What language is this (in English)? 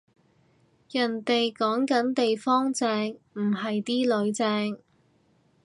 Cantonese